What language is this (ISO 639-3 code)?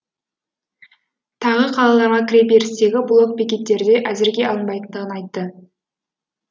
kaz